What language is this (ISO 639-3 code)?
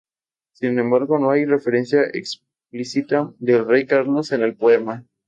spa